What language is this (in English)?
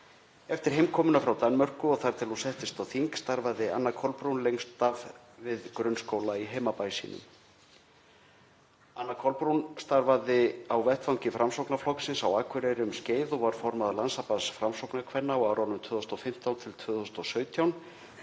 Icelandic